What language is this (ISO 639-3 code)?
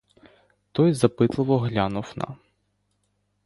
ukr